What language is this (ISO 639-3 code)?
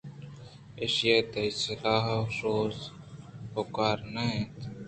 bgp